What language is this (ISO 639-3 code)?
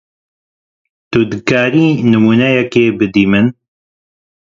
kur